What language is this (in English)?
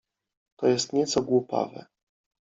Polish